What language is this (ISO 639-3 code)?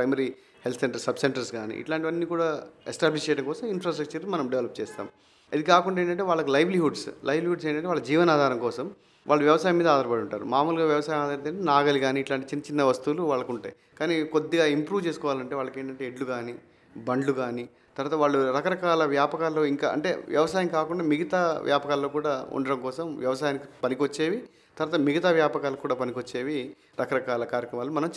hin